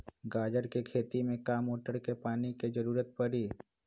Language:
Magahi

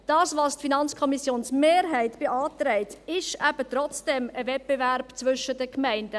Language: Swiss German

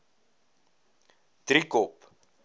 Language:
Afrikaans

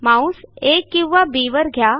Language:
Marathi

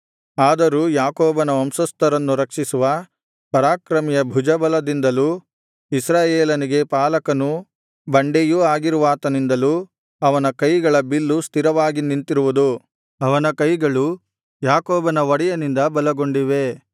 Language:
Kannada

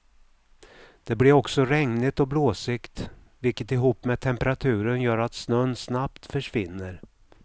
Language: Swedish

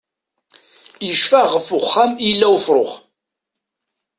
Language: Kabyle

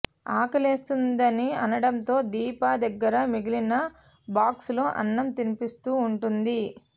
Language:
Telugu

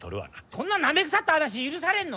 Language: Japanese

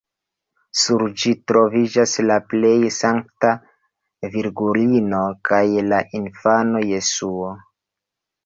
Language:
Esperanto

